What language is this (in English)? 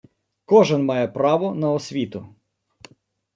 Ukrainian